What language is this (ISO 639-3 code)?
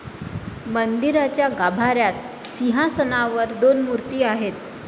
mar